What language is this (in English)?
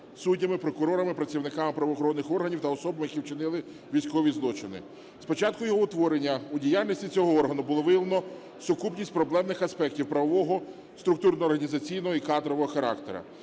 Ukrainian